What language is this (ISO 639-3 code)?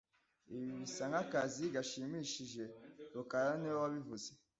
kin